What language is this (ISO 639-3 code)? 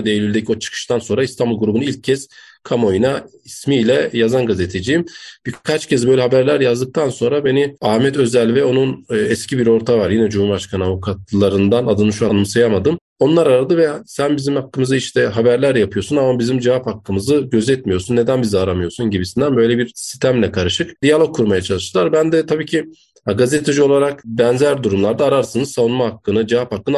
tur